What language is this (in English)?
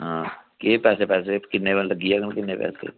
Dogri